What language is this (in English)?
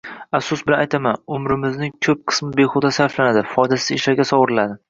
Uzbek